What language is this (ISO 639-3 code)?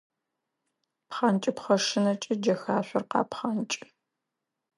ady